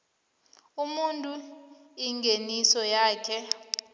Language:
South Ndebele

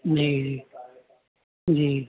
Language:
Urdu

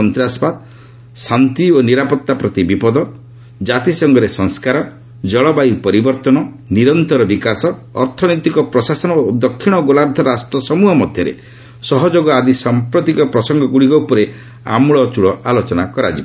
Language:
Odia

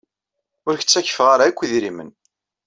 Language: Kabyle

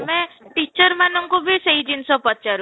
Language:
Odia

